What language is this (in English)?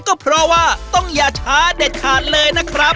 Thai